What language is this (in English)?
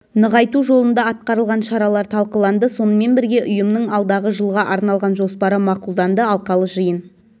Kazakh